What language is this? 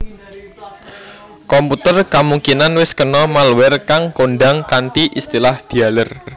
Javanese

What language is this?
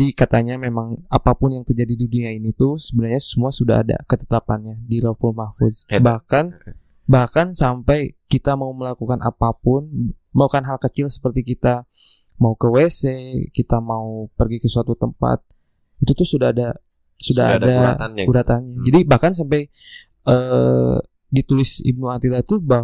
Indonesian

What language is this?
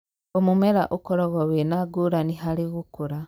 Kikuyu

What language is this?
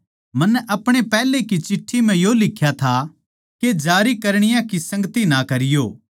Haryanvi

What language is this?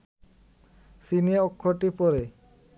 Bangla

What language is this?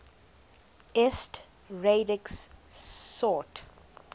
English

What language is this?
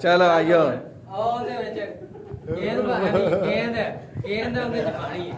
Urdu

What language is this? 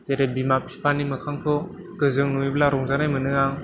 Bodo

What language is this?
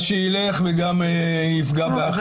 Hebrew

